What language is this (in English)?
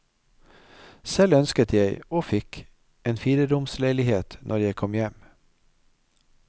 Norwegian